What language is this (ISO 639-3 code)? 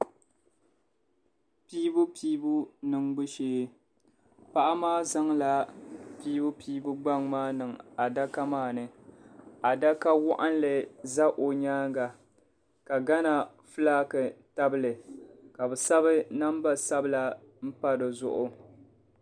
dag